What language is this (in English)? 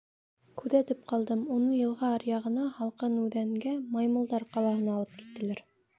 Bashkir